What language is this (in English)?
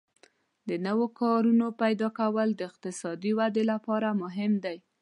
Pashto